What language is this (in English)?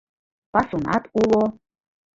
Mari